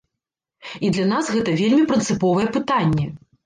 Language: Belarusian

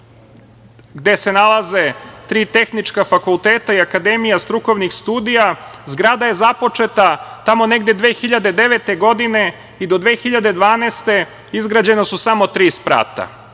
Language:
Serbian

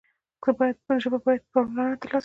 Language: Pashto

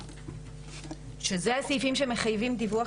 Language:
Hebrew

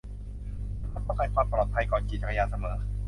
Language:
Thai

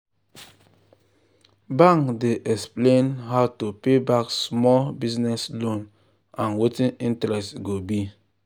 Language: Nigerian Pidgin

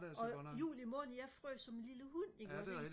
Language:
Danish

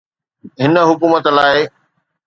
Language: Sindhi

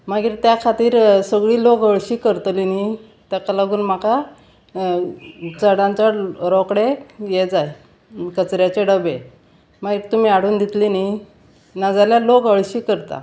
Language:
Konkani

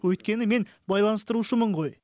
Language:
Kazakh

